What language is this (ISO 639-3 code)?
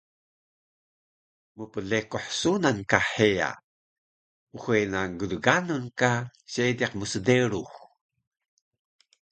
trv